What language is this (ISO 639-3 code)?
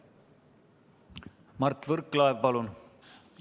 est